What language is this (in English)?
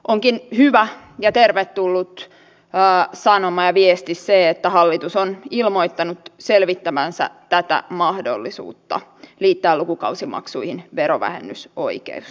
Finnish